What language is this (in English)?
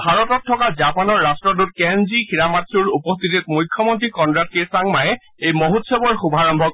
Assamese